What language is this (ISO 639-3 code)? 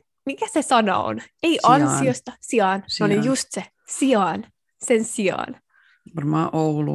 fin